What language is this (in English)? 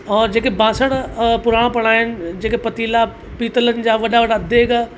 Sindhi